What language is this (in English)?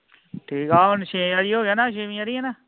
Punjabi